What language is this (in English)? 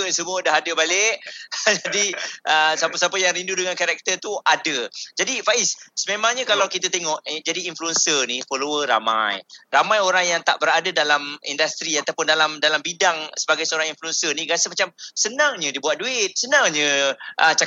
Malay